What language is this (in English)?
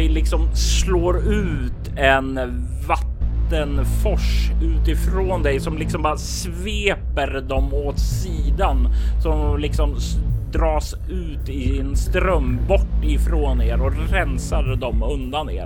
Swedish